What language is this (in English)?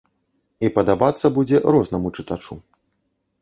Belarusian